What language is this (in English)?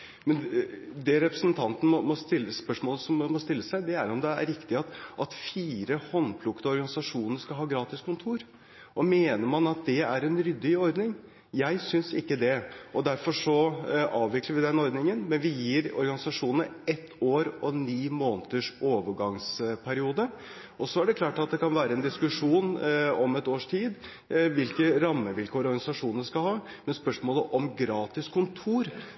Norwegian Bokmål